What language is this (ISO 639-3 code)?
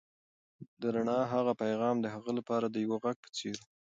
pus